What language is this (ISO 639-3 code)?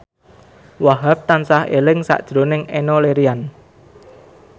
jav